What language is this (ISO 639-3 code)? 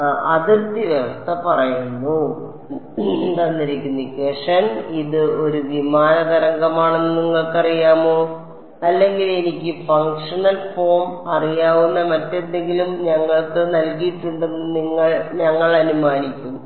mal